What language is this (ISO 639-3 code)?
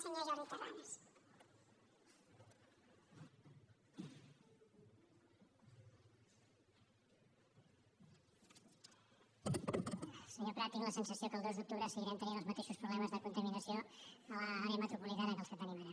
cat